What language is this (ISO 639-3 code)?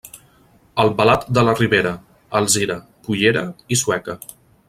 cat